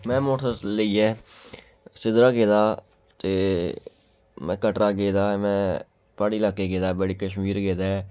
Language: Dogri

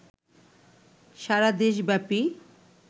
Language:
Bangla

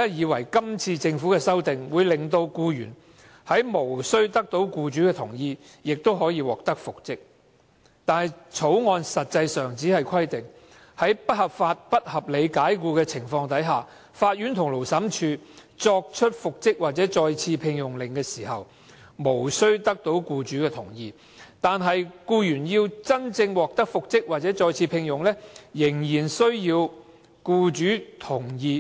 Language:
Cantonese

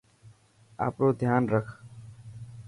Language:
Dhatki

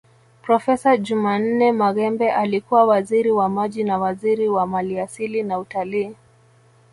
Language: Swahili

